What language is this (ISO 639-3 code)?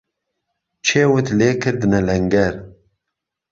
ckb